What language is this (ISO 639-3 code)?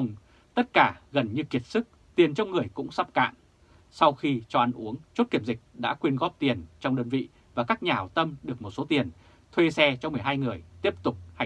vie